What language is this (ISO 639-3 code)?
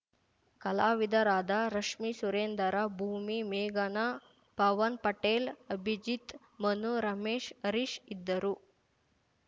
kan